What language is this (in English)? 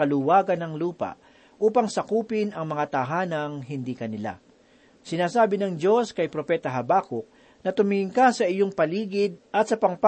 Filipino